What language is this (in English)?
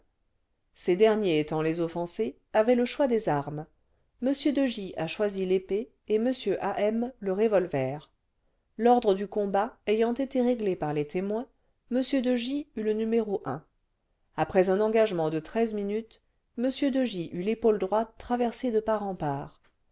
French